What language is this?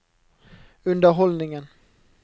Norwegian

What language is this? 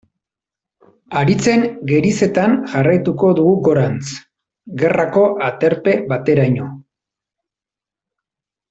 Basque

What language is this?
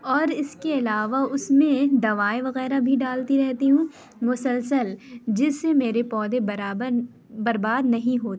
Urdu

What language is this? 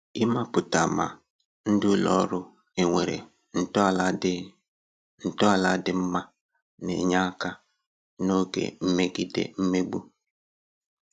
Igbo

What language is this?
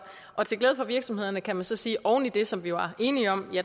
Danish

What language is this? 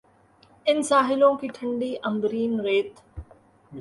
Urdu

